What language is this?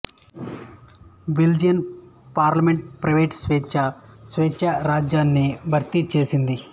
Telugu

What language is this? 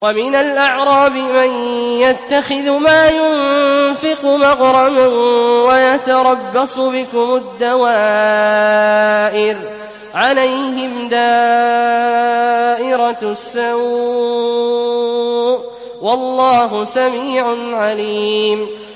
Arabic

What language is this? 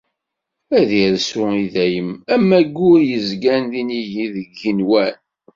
Kabyle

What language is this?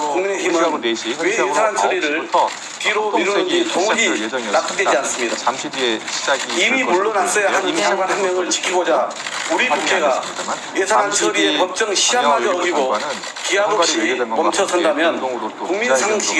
Korean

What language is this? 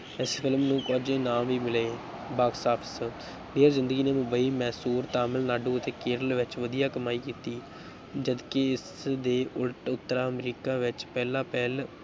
Punjabi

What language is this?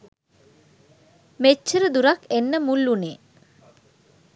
Sinhala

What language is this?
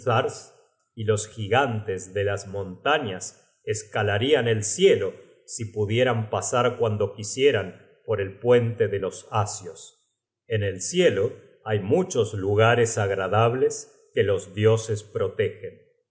Spanish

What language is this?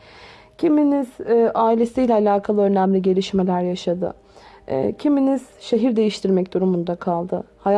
Turkish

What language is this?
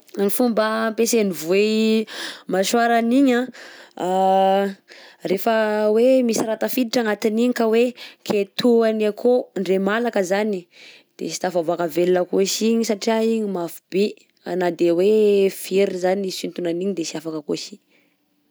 Southern Betsimisaraka Malagasy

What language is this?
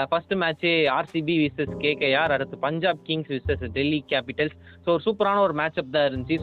Tamil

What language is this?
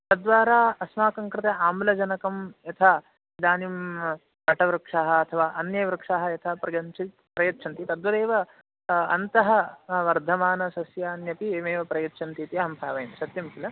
Sanskrit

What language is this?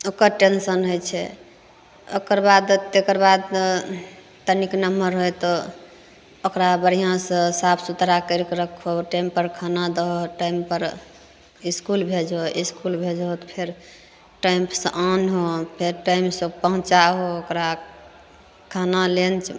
Maithili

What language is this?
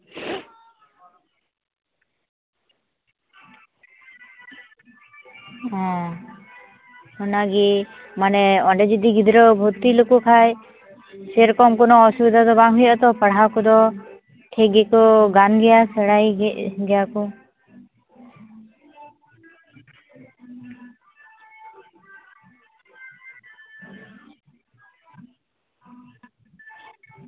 Santali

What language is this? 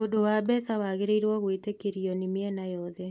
Kikuyu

